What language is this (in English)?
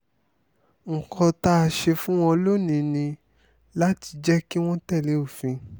Yoruba